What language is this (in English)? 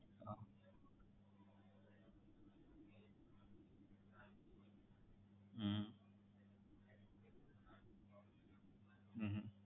Gujarati